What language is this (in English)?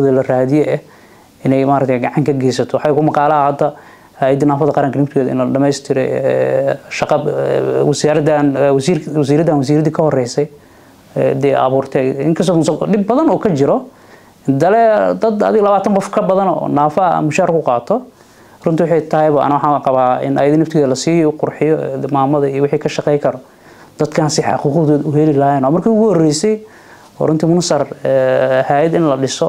Arabic